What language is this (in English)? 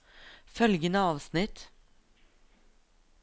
Norwegian